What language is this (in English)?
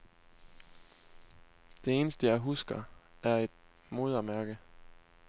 Danish